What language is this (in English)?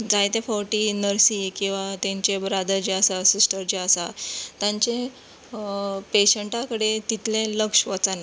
Konkani